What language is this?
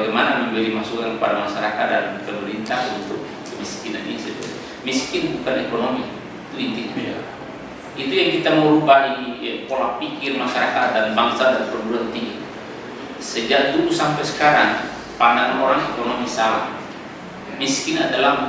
Indonesian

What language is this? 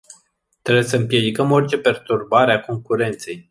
Romanian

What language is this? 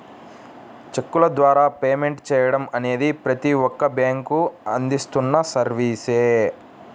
Telugu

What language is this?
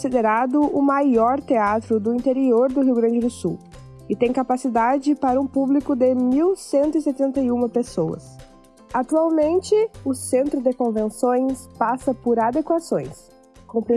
Portuguese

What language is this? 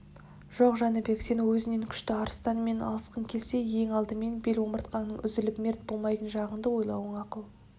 Kazakh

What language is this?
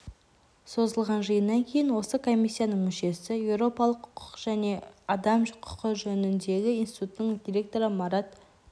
Kazakh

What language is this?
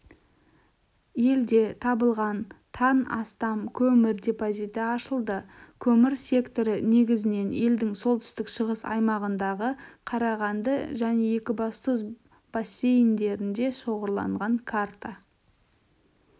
Kazakh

